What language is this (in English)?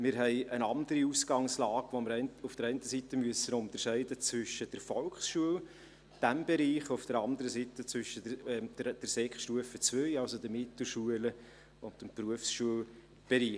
Swiss German